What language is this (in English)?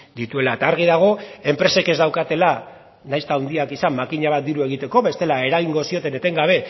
Basque